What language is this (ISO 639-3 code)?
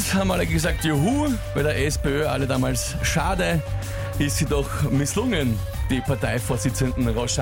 deu